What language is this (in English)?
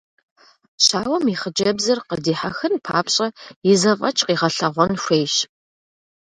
Kabardian